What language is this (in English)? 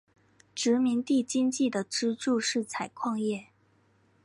Chinese